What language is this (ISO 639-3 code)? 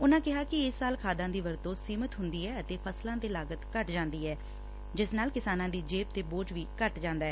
pan